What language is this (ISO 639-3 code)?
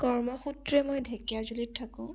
asm